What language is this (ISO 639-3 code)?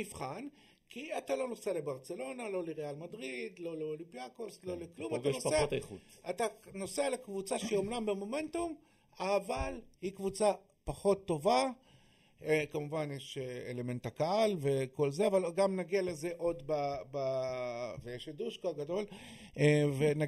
heb